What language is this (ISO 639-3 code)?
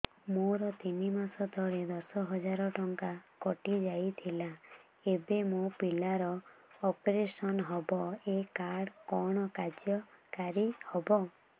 ori